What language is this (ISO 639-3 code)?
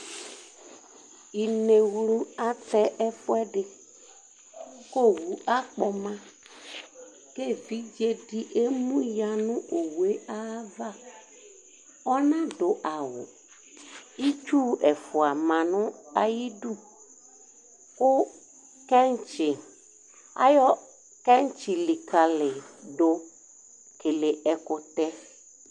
kpo